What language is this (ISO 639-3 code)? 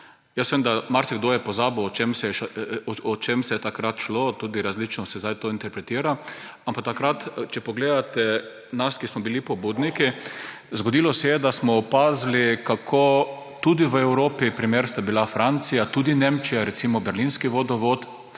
slv